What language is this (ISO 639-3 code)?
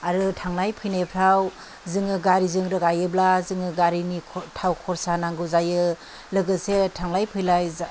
brx